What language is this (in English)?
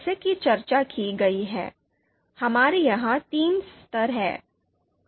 Hindi